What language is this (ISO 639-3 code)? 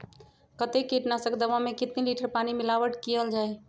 mag